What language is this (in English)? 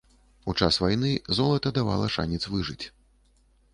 Belarusian